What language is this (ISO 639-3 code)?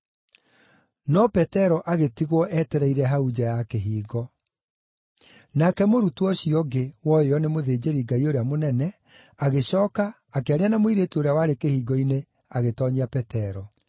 kik